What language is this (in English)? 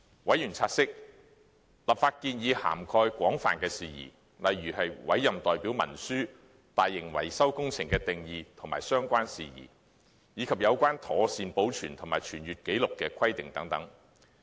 Cantonese